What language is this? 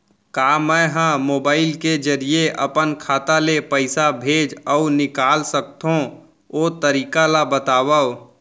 Chhattisgarhi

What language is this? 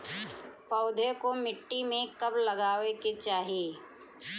Bhojpuri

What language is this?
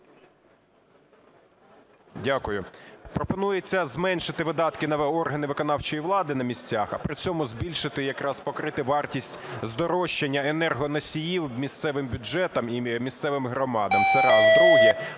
Ukrainian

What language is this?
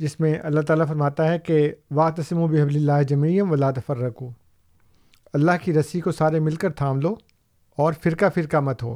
Urdu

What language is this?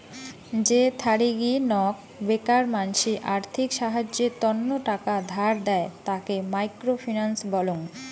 Bangla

